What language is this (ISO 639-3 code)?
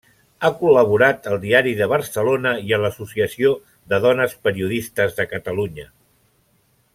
cat